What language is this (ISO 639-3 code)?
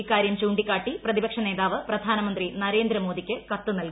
mal